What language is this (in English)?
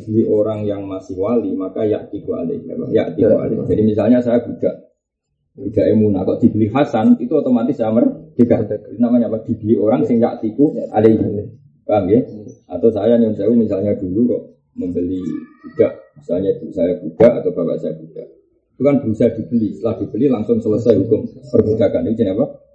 Indonesian